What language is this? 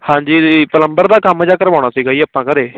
Punjabi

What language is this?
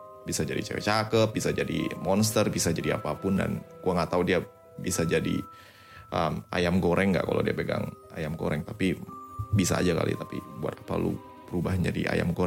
Indonesian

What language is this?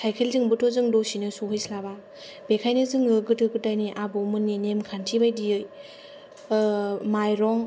Bodo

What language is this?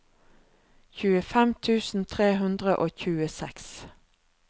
Norwegian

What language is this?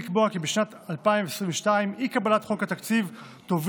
Hebrew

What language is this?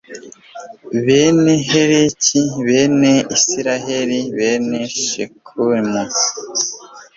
Kinyarwanda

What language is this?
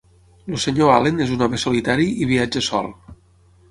Catalan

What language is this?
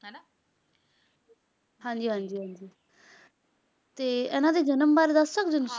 Punjabi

